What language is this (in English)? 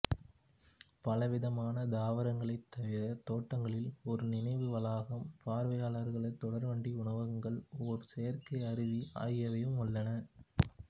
Tamil